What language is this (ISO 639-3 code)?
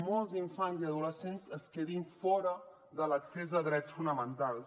cat